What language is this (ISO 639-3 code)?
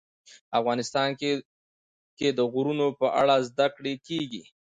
pus